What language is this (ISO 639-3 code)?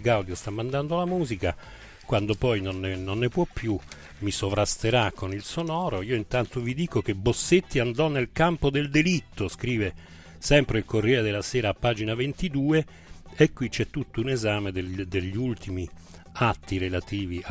ita